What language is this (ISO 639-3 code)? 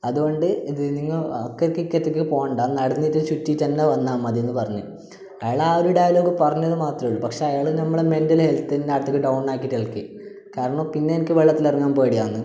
mal